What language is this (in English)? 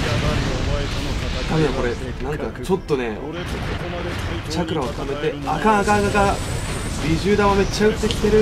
Japanese